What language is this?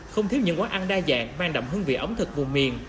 Vietnamese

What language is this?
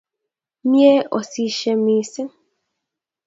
Kalenjin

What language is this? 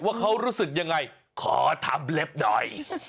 Thai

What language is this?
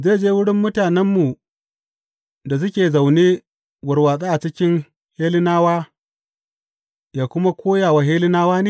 Hausa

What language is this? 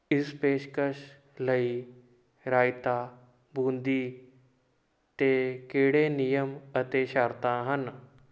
Punjabi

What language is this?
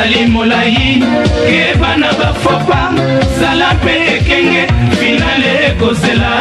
Romanian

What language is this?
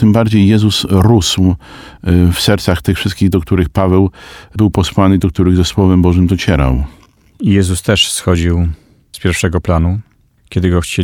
Polish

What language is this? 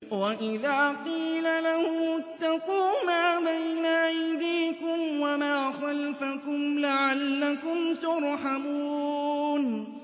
Arabic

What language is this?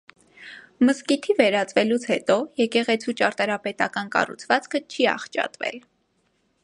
Armenian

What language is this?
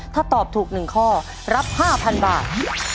Thai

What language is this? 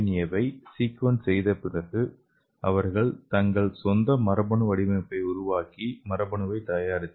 Tamil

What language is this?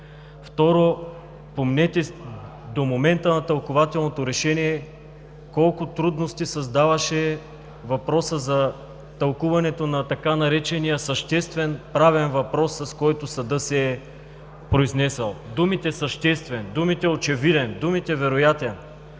Bulgarian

